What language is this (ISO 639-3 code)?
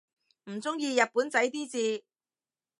yue